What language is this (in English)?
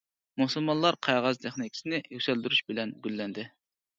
Uyghur